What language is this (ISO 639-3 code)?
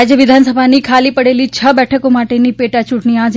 guj